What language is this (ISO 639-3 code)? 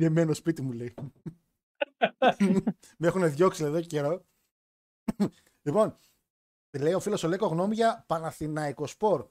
ell